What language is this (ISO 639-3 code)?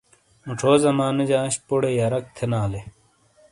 scl